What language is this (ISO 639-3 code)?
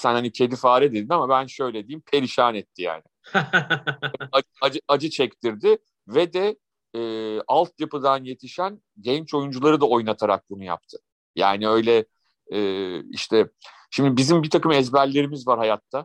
tur